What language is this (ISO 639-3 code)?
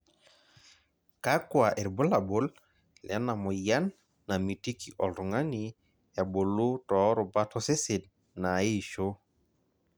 mas